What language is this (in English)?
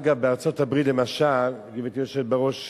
Hebrew